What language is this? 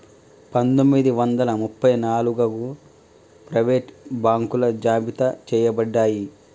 Telugu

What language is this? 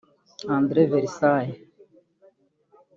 Kinyarwanda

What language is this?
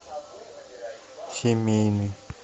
Russian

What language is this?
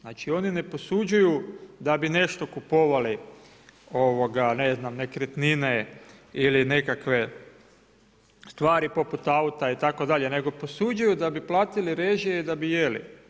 Croatian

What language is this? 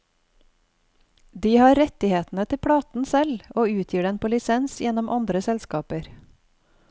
Norwegian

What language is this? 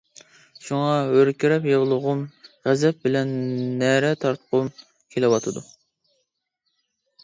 Uyghur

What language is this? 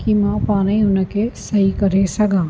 Sindhi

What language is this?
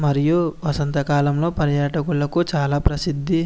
Telugu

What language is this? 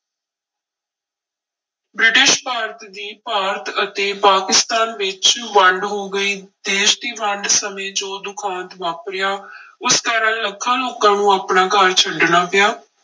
Punjabi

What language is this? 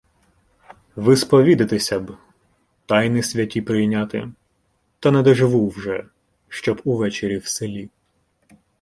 Ukrainian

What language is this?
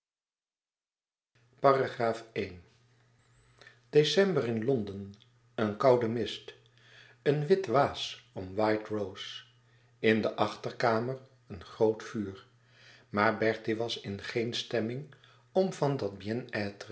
Dutch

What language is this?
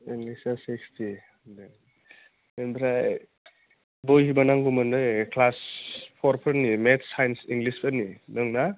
Bodo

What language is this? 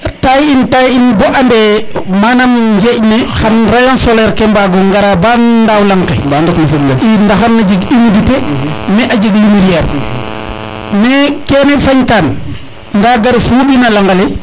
Serer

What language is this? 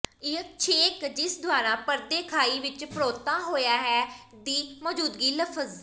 Punjabi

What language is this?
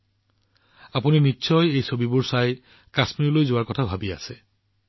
Assamese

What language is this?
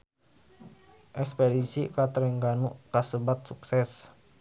Sundanese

